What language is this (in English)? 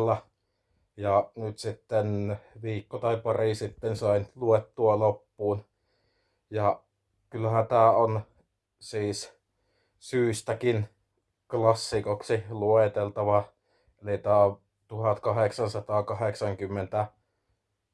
Finnish